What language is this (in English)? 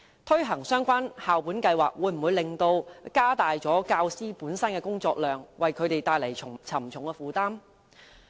Cantonese